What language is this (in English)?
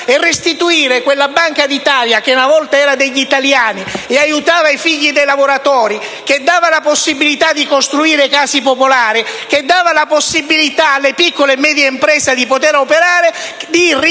Italian